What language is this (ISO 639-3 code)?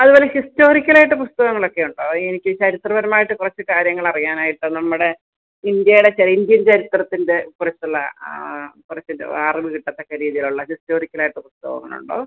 mal